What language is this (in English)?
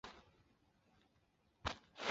Chinese